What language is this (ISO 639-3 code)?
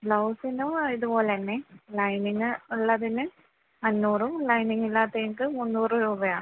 mal